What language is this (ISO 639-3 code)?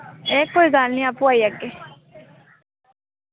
doi